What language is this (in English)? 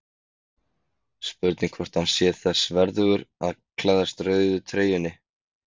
Icelandic